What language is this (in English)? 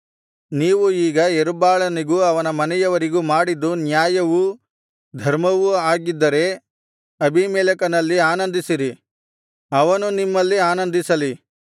Kannada